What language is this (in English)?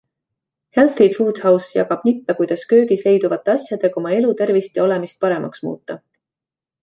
Estonian